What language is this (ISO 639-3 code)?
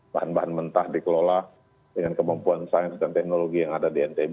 ind